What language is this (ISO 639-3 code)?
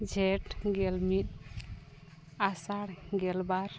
sat